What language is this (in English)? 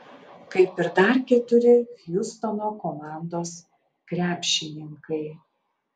Lithuanian